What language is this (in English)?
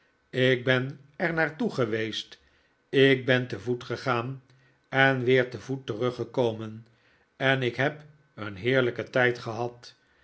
Dutch